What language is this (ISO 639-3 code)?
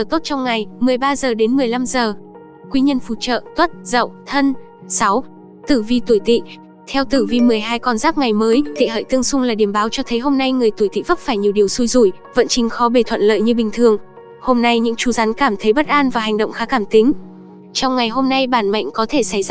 vie